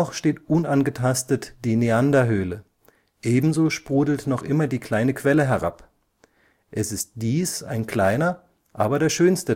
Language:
German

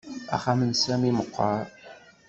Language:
Kabyle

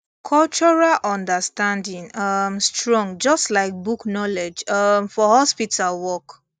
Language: Nigerian Pidgin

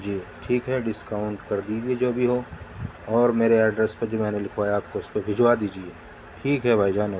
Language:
Urdu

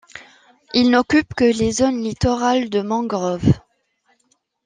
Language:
French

